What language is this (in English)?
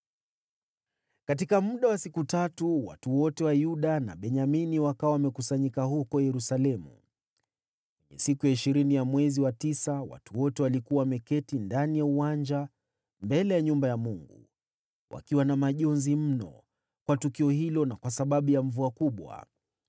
Swahili